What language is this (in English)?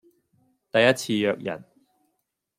Cantonese